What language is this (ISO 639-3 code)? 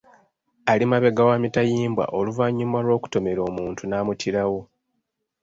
lug